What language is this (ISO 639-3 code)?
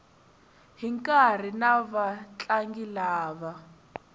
tso